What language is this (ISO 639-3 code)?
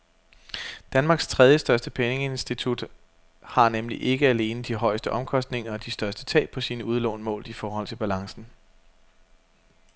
dan